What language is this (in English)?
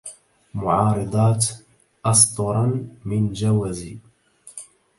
Arabic